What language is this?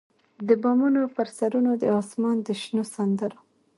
Pashto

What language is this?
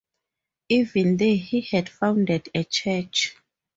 English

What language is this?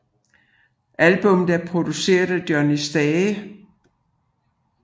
Danish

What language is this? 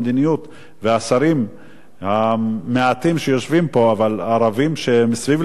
Hebrew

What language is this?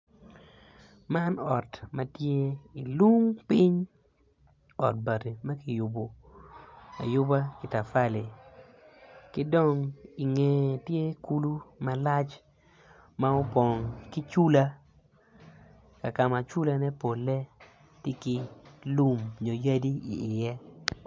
Acoli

